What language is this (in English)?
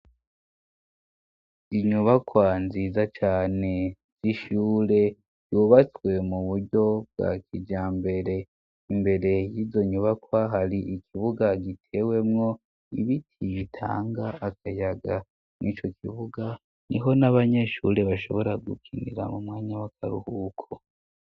Rundi